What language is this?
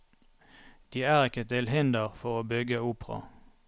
Norwegian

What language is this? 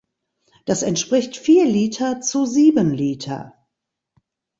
German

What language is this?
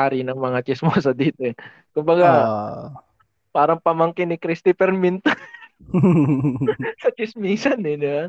Filipino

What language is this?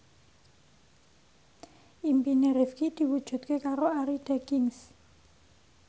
Javanese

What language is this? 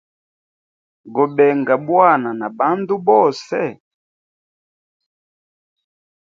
Hemba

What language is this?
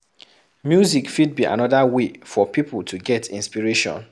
Nigerian Pidgin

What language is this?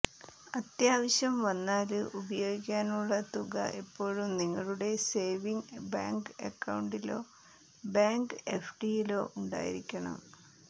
Malayalam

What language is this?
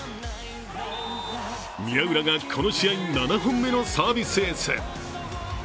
Japanese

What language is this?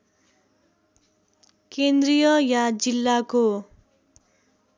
Nepali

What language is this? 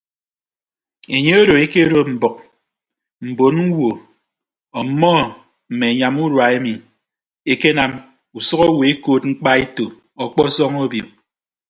Ibibio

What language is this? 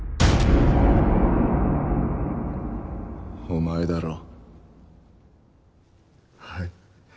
Japanese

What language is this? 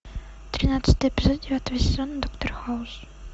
Russian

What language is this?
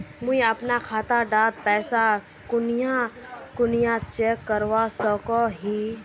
Magahi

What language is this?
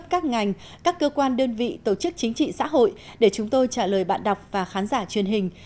Vietnamese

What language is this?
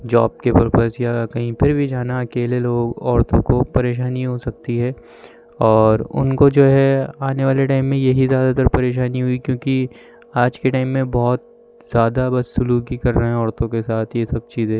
Urdu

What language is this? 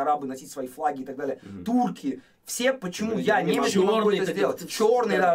Russian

